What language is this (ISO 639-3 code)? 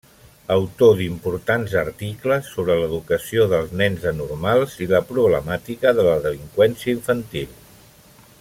cat